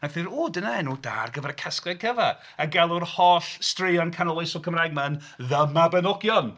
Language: Welsh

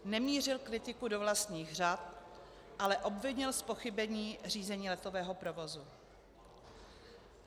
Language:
Czech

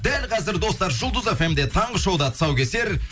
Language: Kazakh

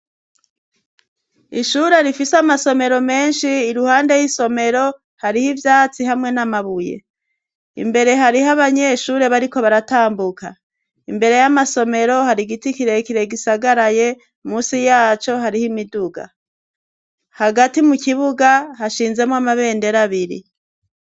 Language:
Rundi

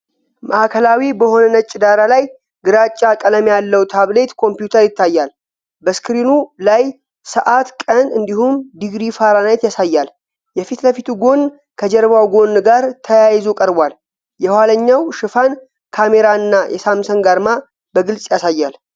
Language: Amharic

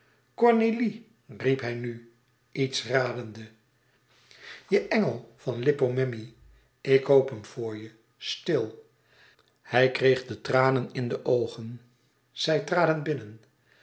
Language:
Dutch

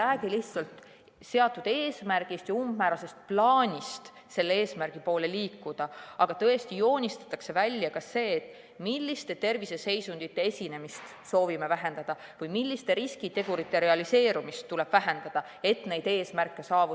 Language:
Estonian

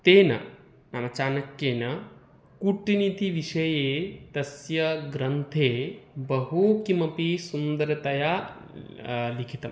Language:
Sanskrit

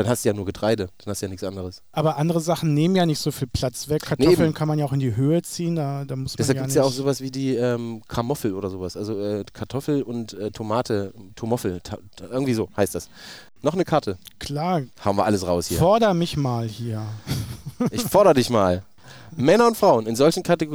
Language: German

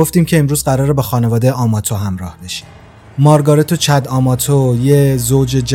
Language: Persian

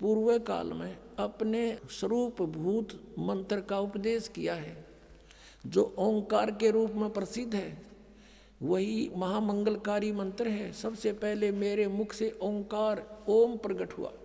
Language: Hindi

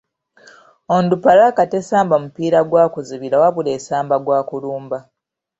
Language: Ganda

